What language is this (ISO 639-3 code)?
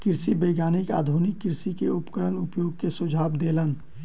mai